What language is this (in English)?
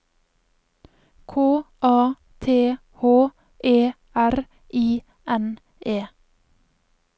Norwegian